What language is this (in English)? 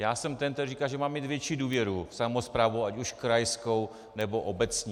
Czech